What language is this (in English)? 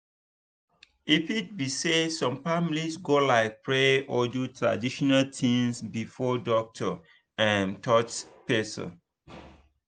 Nigerian Pidgin